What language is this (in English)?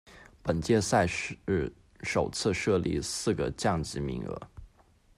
Chinese